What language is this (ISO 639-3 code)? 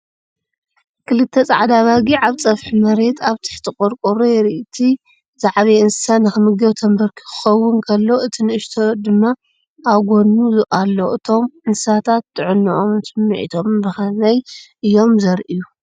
tir